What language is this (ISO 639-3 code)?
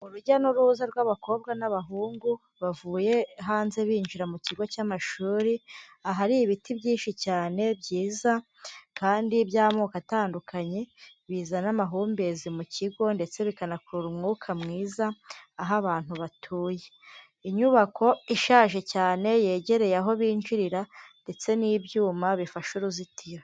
kin